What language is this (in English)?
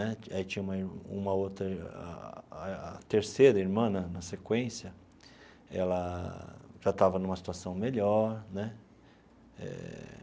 Portuguese